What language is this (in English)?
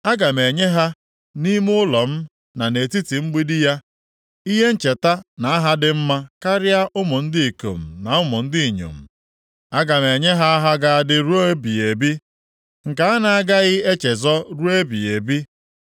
Igbo